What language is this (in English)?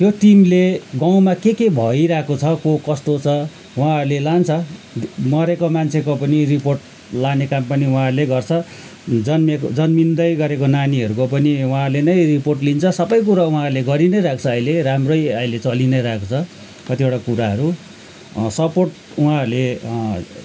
Nepali